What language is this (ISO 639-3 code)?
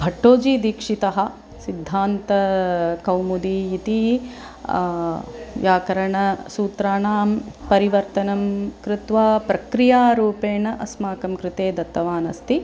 san